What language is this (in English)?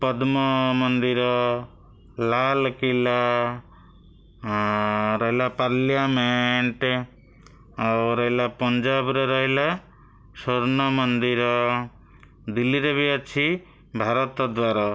Odia